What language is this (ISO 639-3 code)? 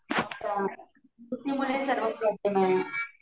mar